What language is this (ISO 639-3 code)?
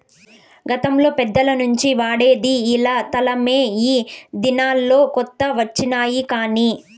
tel